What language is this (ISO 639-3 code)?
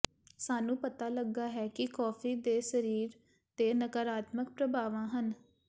pan